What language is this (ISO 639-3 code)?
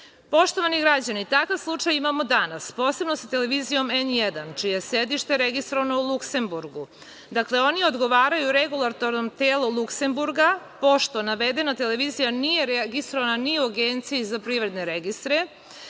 srp